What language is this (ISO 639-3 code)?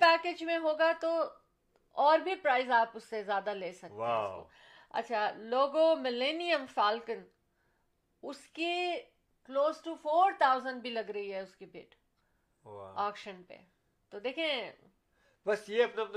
urd